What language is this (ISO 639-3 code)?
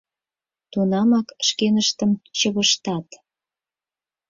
chm